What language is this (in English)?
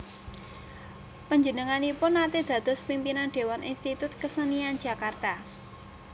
Javanese